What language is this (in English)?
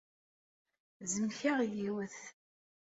Kabyle